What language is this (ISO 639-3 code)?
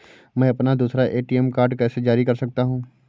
hin